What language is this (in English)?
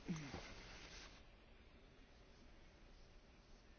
Romanian